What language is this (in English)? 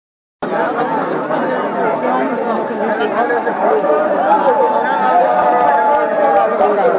Odia